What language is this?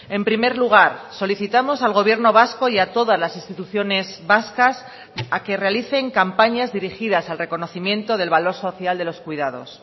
Spanish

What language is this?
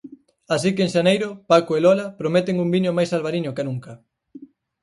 Galician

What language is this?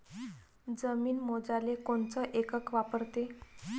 Marathi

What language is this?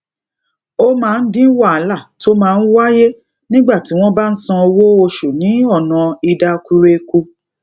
Yoruba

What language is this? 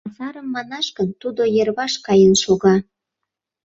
Mari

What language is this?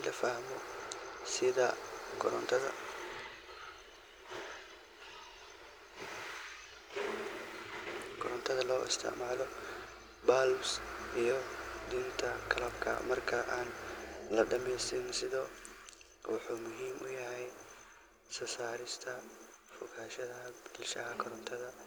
Somali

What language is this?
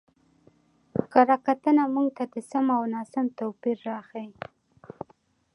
Pashto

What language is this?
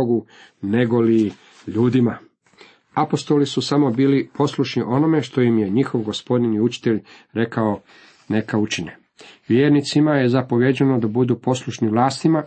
Croatian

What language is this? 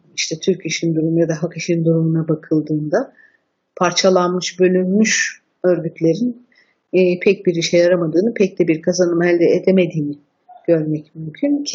Turkish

